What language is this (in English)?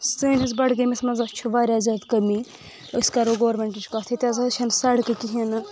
Kashmiri